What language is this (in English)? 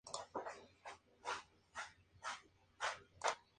Spanish